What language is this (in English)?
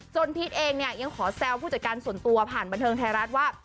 Thai